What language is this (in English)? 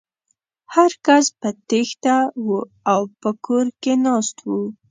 Pashto